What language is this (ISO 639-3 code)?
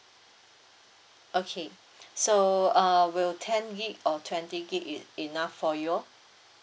eng